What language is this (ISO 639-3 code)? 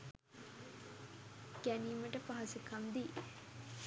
sin